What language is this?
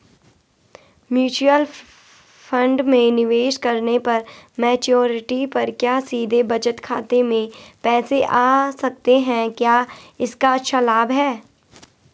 Hindi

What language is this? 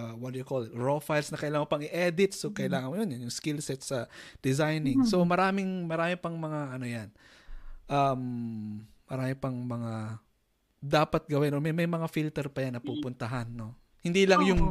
Filipino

